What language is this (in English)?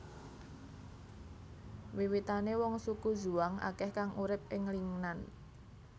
Javanese